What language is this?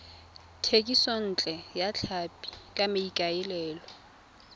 Tswana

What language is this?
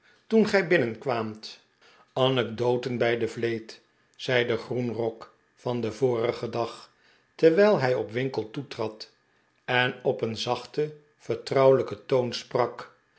Dutch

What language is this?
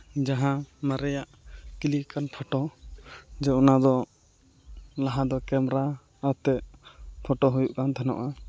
Santali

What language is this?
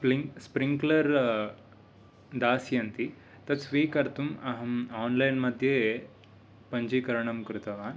Sanskrit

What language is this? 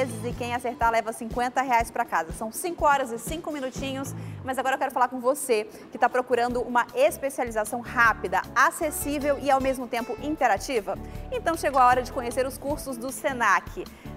Portuguese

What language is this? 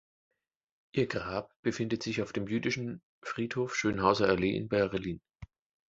German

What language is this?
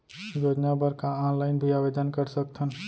Chhattisgarhi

